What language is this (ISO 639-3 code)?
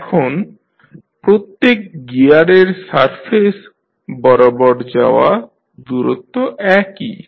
ben